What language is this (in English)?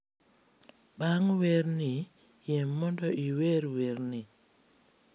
Luo (Kenya and Tanzania)